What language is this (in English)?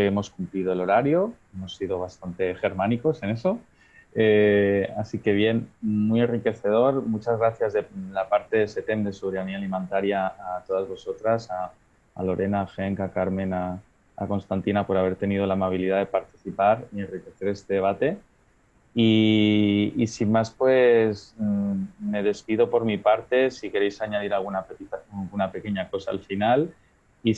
Spanish